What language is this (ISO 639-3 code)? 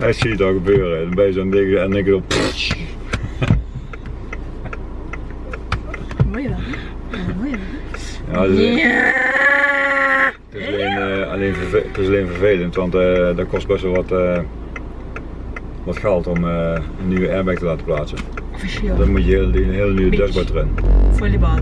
nld